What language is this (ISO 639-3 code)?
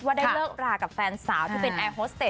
tha